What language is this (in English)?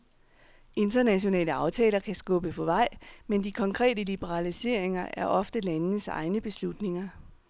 Danish